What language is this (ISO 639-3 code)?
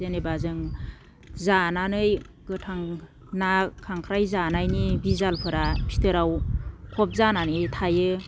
brx